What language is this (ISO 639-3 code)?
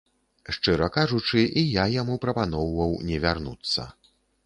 bel